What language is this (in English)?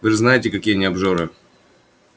Russian